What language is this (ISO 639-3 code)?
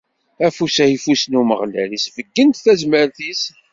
kab